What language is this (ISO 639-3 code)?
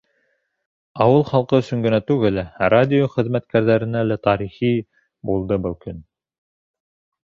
bak